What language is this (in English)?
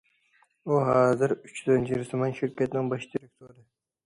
Uyghur